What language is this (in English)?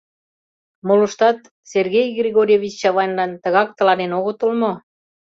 Mari